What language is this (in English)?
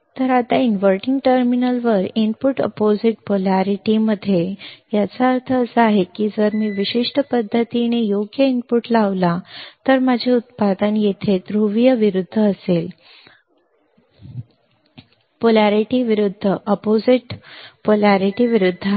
Marathi